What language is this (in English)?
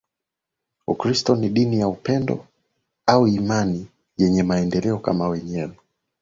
Swahili